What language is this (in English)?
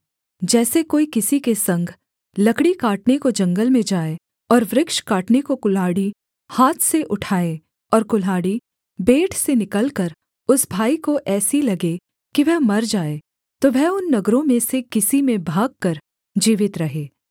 Hindi